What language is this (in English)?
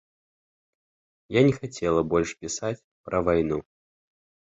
Belarusian